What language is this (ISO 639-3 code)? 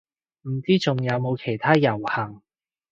yue